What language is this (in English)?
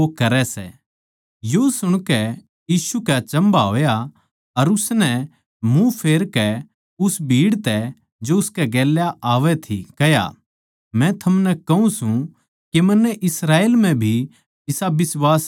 Haryanvi